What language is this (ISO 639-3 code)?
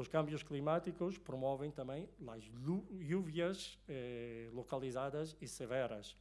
por